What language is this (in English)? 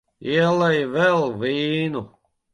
Latvian